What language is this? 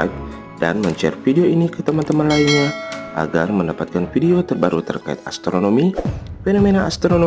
Indonesian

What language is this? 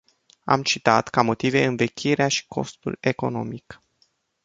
Romanian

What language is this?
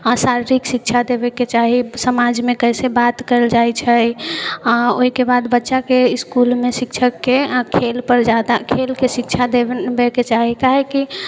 Maithili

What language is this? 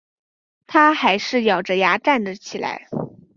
Chinese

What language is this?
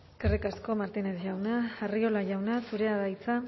Basque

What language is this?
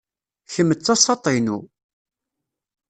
Kabyle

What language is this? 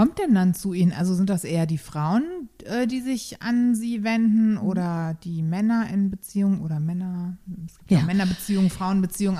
German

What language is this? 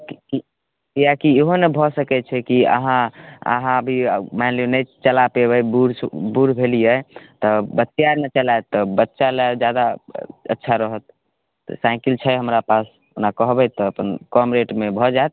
Maithili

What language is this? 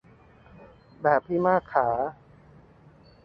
Thai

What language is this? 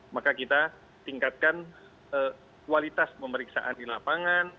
Indonesian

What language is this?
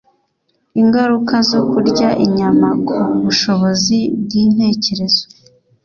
Kinyarwanda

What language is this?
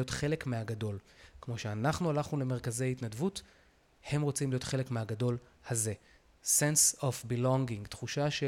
Hebrew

